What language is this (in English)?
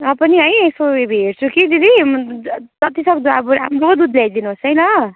Nepali